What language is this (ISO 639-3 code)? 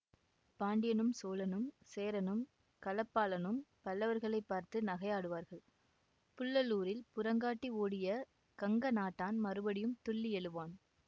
tam